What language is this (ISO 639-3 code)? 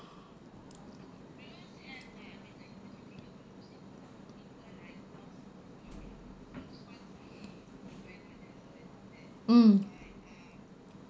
eng